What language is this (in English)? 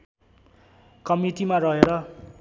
Nepali